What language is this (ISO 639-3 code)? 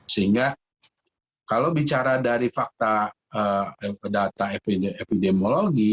ind